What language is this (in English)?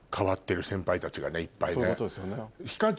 Japanese